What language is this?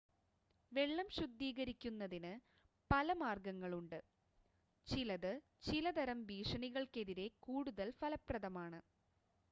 Malayalam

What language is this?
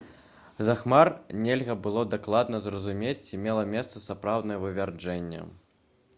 Belarusian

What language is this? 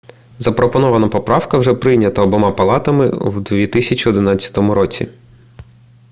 Ukrainian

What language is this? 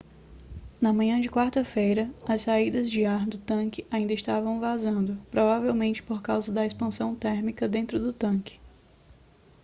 Portuguese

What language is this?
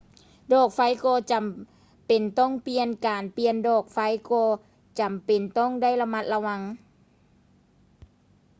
Lao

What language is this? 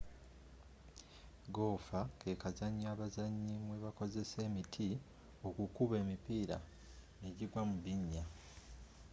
Ganda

